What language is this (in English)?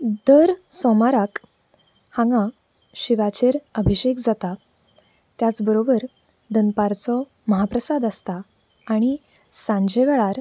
Konkani